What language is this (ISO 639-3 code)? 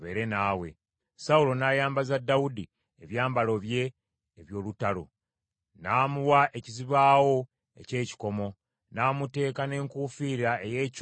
lug